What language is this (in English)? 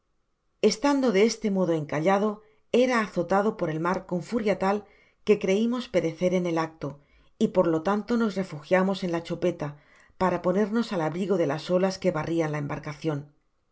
Spanish